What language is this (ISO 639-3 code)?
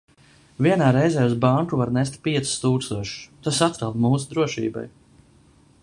lav